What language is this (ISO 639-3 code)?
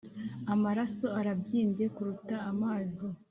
kin